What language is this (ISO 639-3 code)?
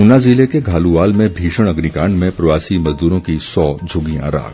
hin